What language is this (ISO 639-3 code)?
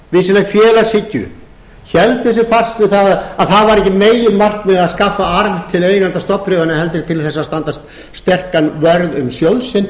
isl